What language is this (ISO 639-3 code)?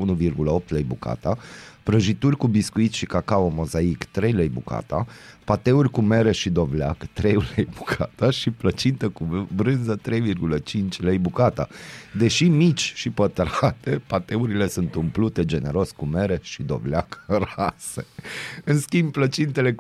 ron